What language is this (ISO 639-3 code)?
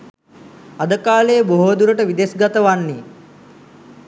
sin